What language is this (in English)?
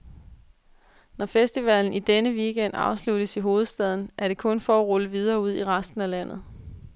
Danish